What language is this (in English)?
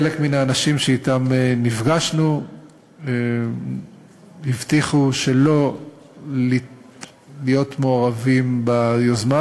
Hebrew